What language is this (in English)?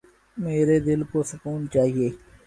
Urdu